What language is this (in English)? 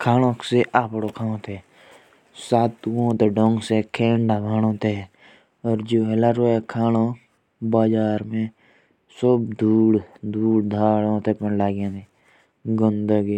Jaunsari